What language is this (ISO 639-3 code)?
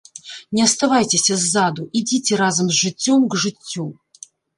bel